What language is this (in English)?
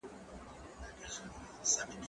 Pashto